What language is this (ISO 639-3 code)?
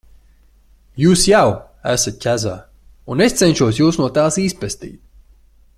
lav